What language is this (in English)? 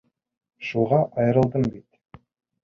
Bashkir